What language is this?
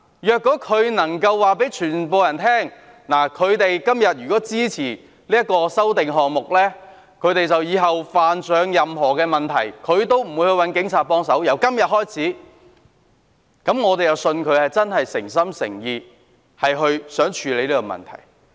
Cantonese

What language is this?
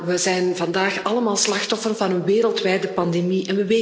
Dutch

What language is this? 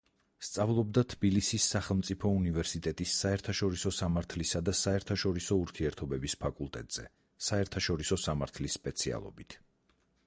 Georgian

